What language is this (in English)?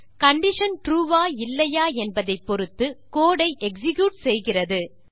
Tamil